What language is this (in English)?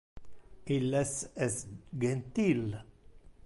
Interlingua